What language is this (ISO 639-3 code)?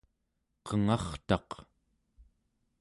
esu